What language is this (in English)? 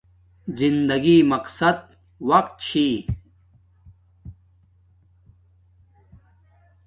Domaaki